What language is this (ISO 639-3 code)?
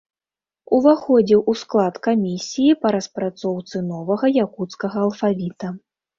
bel